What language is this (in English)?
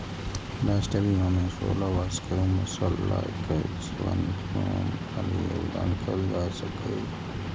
Maithili